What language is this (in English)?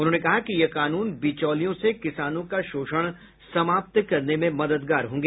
Hindi